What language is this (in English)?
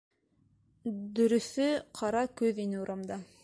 Bashkir